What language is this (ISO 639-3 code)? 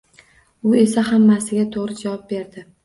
uzb